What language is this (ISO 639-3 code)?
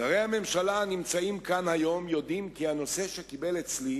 heb